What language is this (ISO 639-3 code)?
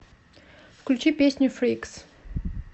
rus